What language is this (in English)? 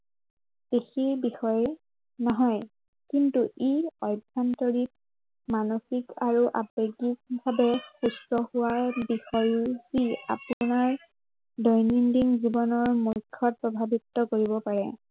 Assamese